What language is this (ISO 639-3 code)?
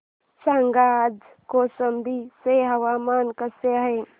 mar